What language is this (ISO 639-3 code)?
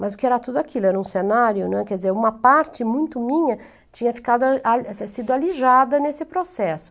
por